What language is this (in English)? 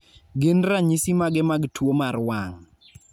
Luo (Kenya and Tanzania)